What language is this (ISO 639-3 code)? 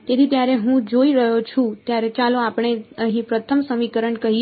guj